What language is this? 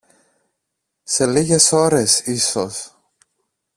Greek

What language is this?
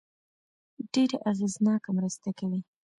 Pashto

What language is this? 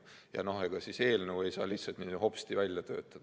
Estonian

